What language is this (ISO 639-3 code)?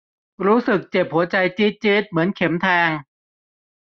tha